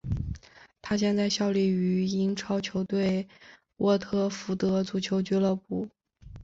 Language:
Chinese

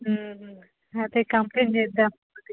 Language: Telugu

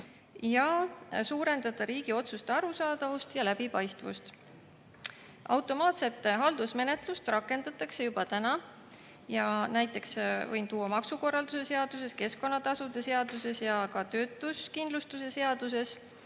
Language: Estonian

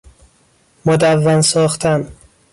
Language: Persian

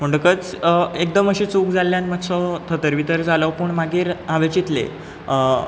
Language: Konkani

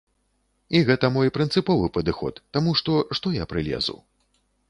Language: Belarusian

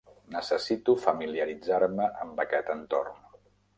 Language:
Catalan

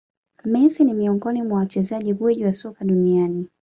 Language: Swahili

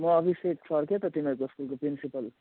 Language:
Nepali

